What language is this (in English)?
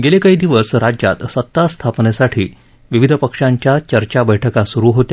Marathi